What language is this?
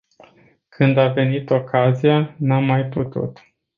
Romanian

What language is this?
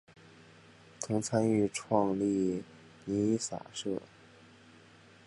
Chinese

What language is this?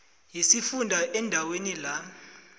South Ndebele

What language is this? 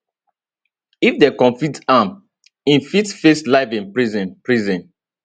Nigerian Pidgin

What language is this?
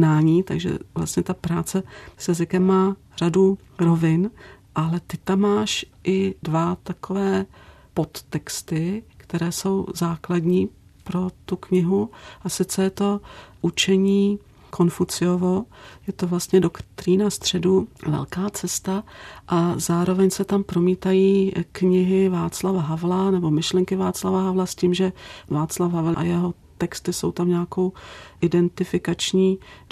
Czech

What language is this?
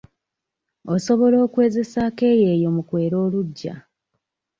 Ganda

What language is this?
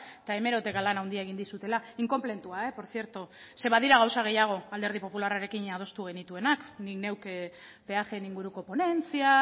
Basque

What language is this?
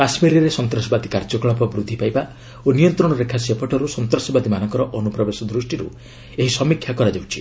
Odia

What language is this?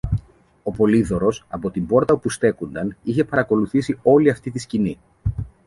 Greek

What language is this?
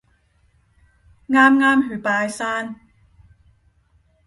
Cantonese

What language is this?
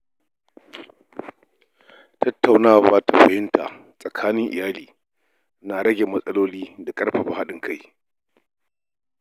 Hausa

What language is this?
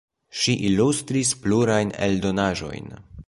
Esperanto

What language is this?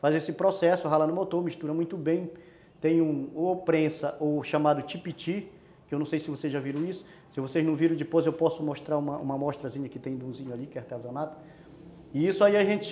Portuguese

